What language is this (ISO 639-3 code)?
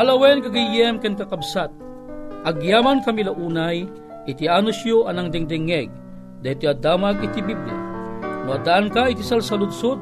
fil